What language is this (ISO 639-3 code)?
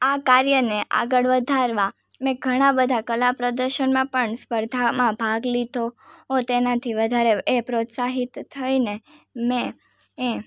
guj